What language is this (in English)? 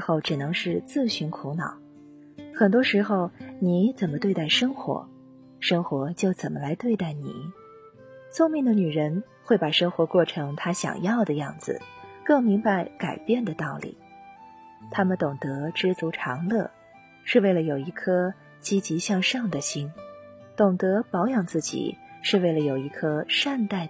Chinese